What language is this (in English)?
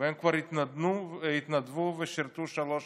Hebrew